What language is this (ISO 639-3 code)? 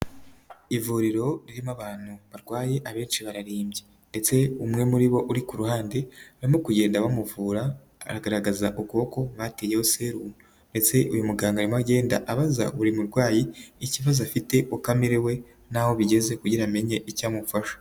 kin